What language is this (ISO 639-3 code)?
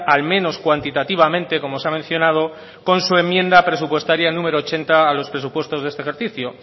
spa